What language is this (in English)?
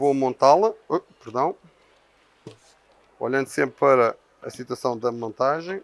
Portuguese